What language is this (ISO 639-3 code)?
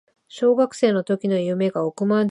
jpn